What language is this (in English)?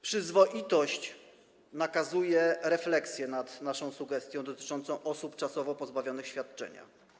Polish